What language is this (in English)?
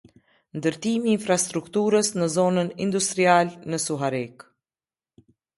Albanian